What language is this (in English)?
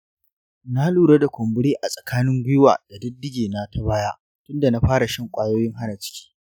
Hausa